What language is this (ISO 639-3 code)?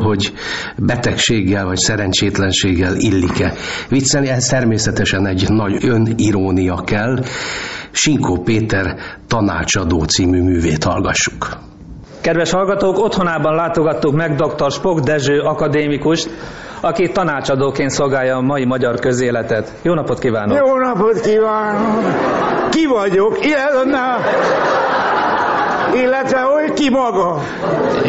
hun